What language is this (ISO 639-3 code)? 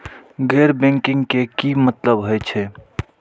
mai